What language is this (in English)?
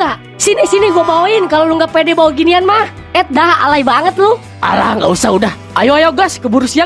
Indonesian